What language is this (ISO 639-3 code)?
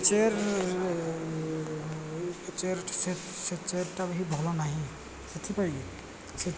ori